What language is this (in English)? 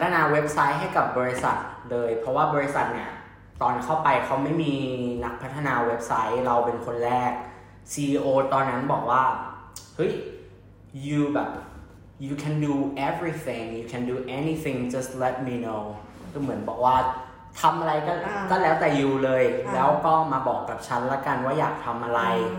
Thai